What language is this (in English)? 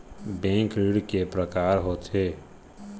Chhattisgarhi